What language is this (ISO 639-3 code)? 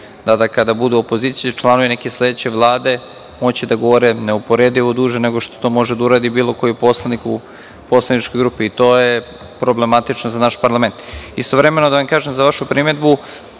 srp